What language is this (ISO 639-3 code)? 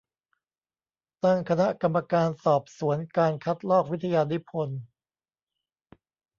tha